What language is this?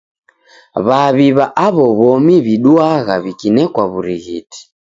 Taita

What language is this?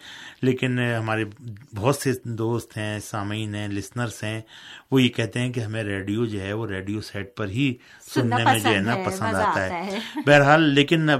Urdu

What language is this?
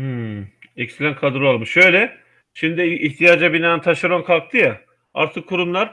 Turkish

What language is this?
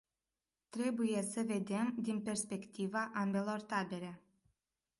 Romanian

